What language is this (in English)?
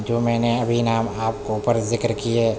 Urdu